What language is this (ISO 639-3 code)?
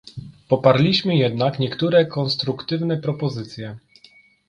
pol